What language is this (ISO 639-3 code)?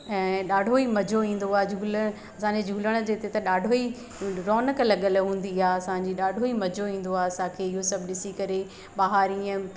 snd